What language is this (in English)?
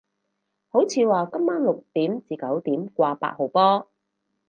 Cantonese